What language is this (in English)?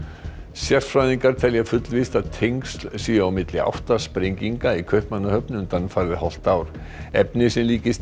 Icelandic